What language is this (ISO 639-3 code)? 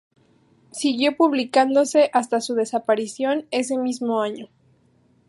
spa